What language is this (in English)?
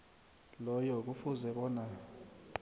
South Ndebele